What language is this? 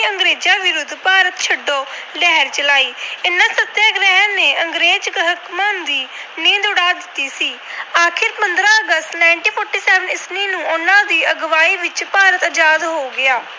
Punjabi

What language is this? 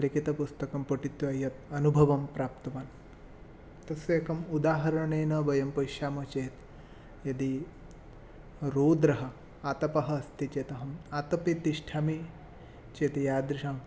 Sanskrit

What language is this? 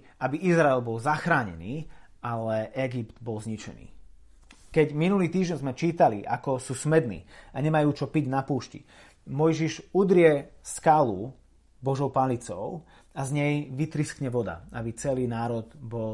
Slovak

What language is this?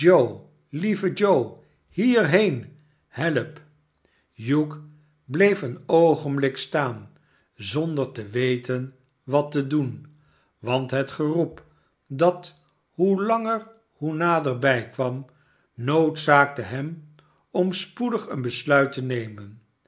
Dutch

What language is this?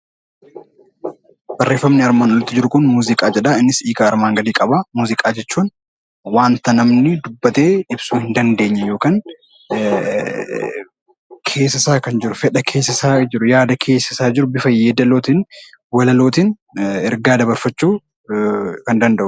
Oromo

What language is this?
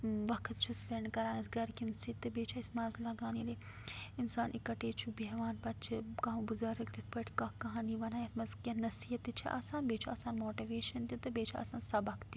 Kashmiri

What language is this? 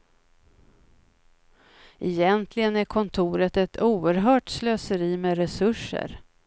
Swedish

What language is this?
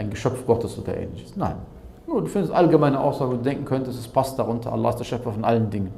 German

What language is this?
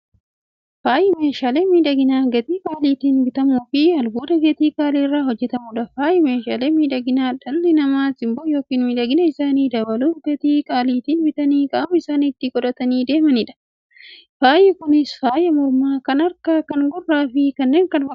Oromo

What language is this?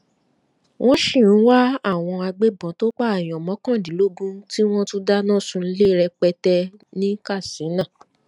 Yoruba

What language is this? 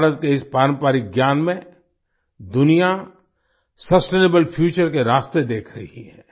Hindi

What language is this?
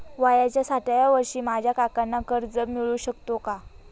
Marathi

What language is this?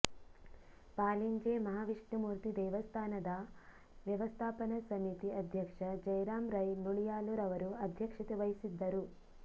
Kannada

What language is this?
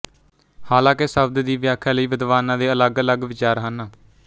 Punjabi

